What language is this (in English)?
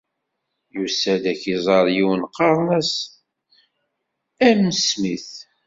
Kabyle